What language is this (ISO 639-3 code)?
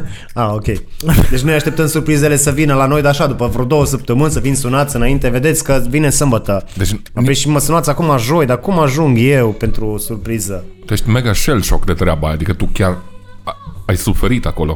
ron